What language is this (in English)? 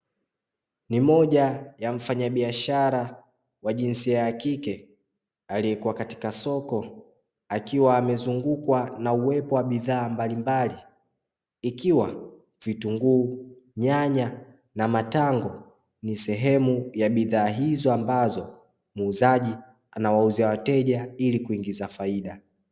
Swahili